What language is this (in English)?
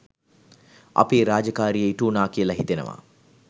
Sinhala